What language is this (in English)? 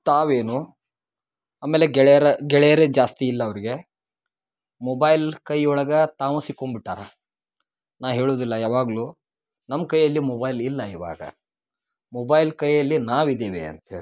Kannada